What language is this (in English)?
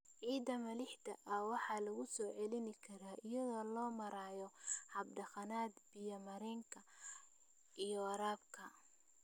Somali